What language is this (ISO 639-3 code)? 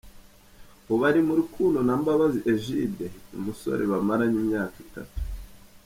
kin